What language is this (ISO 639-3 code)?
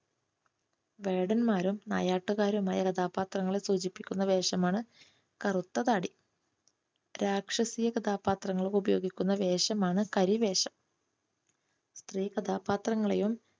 mal